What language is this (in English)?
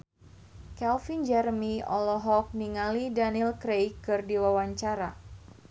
Sundanese